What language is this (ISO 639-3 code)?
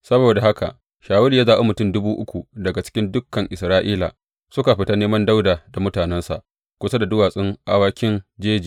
hau